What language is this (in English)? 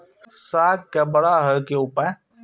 Maithili